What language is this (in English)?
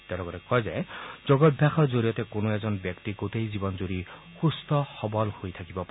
Assamese